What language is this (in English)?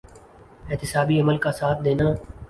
Urdu